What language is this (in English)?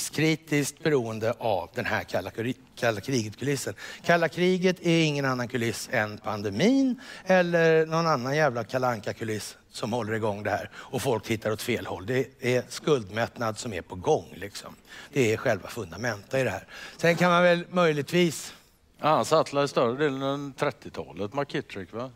Swedish